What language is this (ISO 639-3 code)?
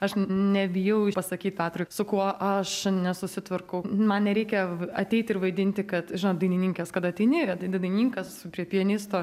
lit